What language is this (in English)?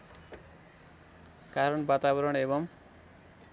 Nepali